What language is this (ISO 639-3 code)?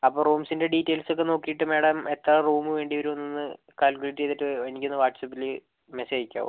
mal